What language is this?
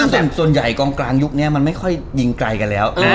Thai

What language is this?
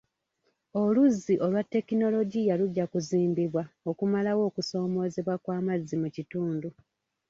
Ganda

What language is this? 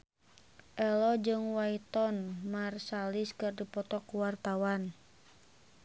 Sundanese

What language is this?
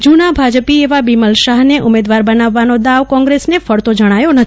Gujarati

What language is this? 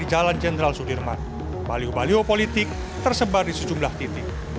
Indonesian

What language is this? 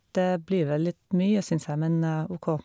Norwegian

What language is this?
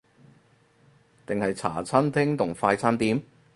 Cantonese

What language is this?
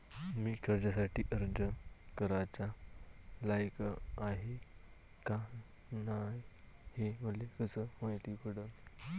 Marathi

